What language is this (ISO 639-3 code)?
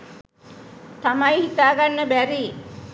sin